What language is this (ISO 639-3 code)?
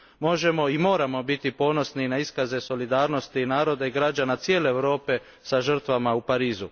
hrv